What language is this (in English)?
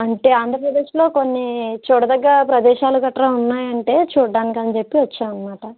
Telugu